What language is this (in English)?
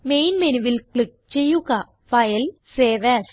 Malayalam